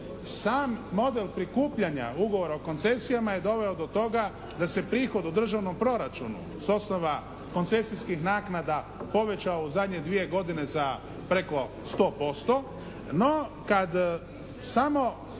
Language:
Croatian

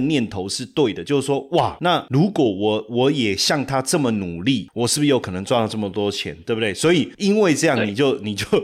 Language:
Chinese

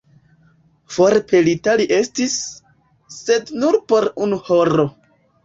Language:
Esperanto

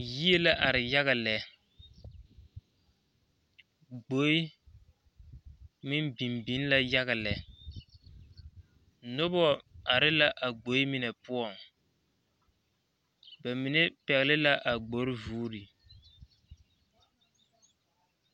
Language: Southern Dagaare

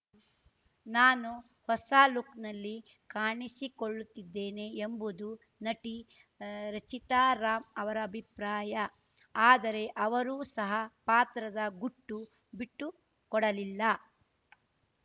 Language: Kannada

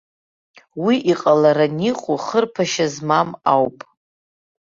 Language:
Abkhazian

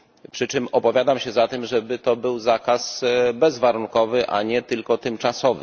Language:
Polish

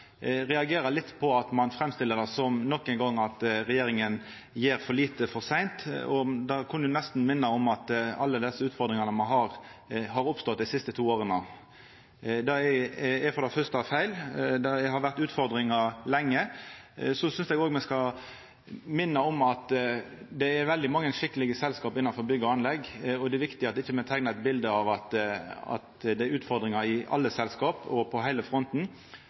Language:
Norwegian Nynorsk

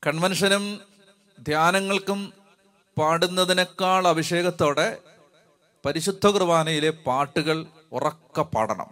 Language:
Malayalam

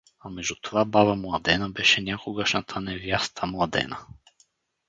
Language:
Bulgarian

